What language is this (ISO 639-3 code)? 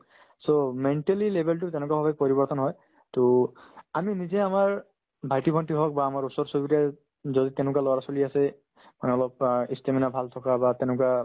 asm